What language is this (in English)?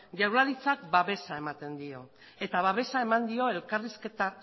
Basque